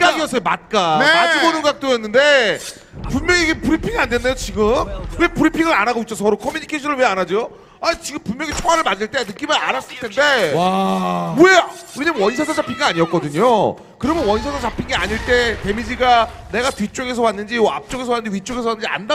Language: Korean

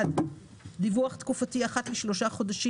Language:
Hebrew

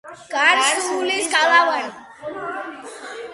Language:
Georgian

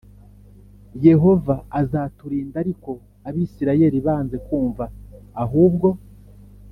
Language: Kinyarwanda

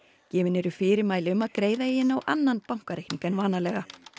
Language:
Icelandic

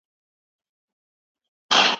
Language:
Pashto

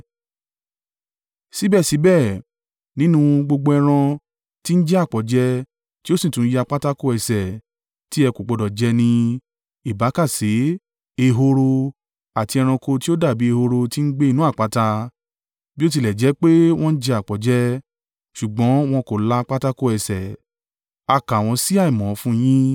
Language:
Yoruba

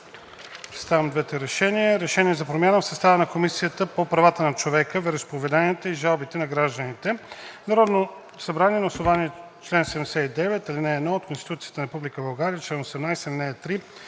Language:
Bulgarian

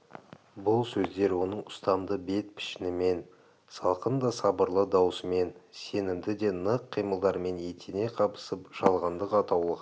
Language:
Kazakh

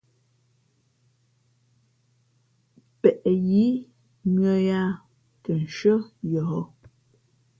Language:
Fe'fe'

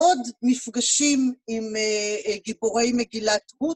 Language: Hebrew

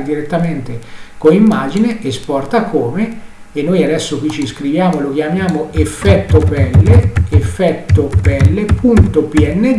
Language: Italian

